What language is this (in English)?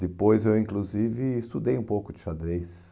Portuguese